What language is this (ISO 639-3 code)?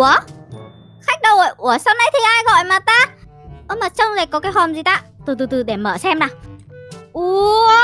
vie